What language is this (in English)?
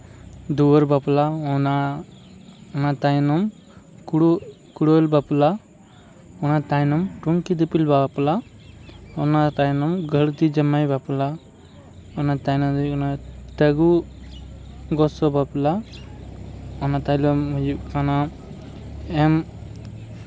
Santali